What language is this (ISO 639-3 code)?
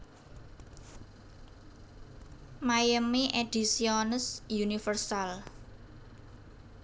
jav